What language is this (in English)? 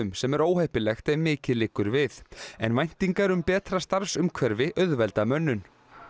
Icelandic